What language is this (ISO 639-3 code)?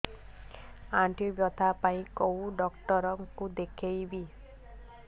ori